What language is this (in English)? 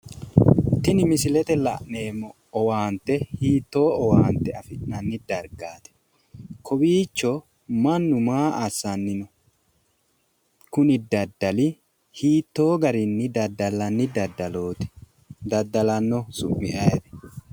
Sidamo